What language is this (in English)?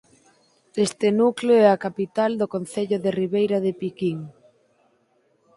Galician